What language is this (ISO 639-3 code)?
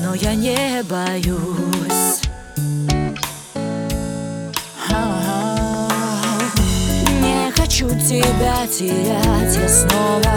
rus